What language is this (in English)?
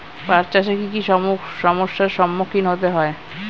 Bangla